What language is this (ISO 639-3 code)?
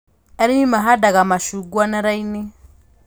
kik